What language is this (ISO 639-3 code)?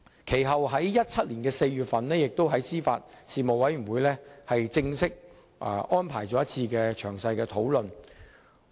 yue